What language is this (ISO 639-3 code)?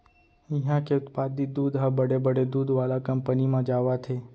hne